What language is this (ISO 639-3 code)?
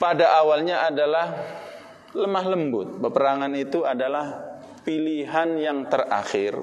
ind